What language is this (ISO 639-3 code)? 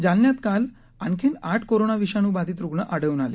mar